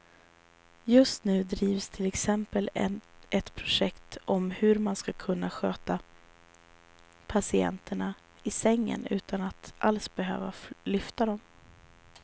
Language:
Swedish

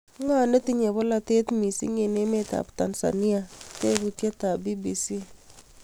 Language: Kalenjin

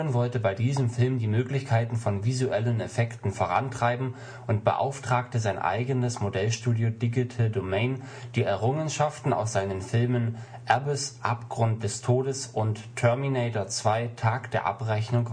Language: German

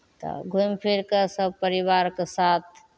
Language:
Maithili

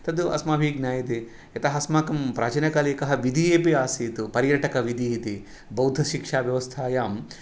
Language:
Sanskrit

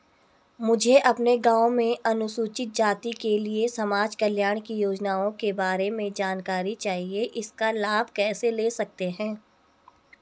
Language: Hindi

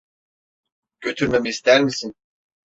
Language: Turkish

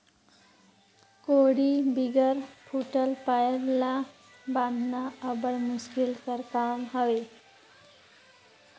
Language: Chhattisgarhi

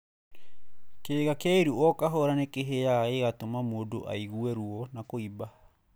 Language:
Kikuyu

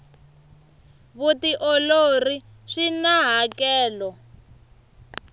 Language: Tsonga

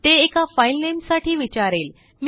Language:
Marathi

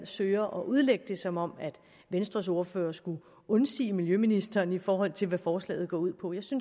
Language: Danish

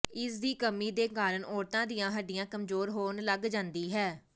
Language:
Punjabi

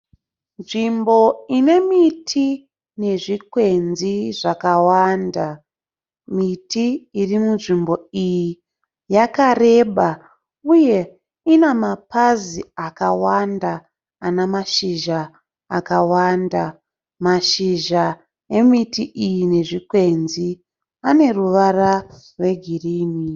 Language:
Shona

